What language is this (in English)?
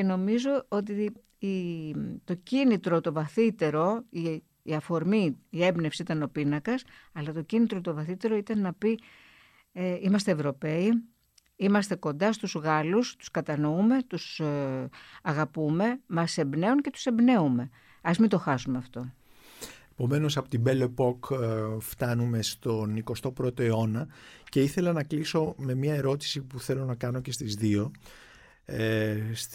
Greek